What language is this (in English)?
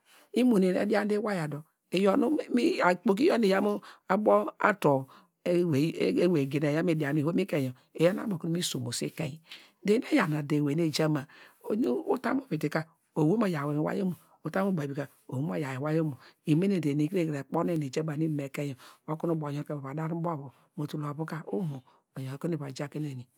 Degema